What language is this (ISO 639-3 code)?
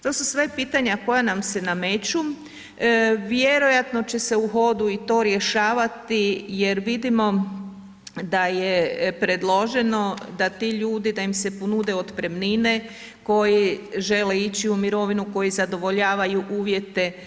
hrv